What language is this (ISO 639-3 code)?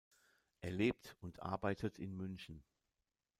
deu